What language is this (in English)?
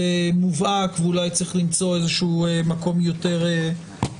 Hebrew